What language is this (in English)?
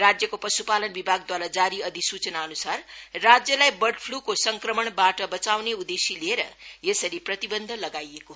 Nepali